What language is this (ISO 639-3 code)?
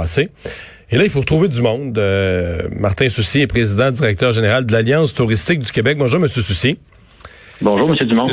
fra